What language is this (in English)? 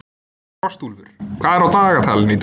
Icelandic